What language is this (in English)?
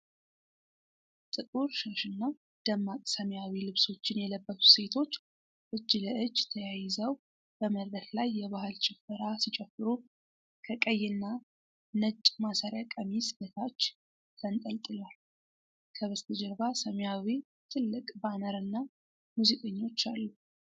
Amharic